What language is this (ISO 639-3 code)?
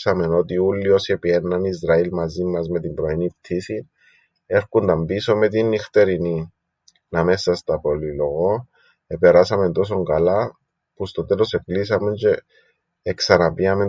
ell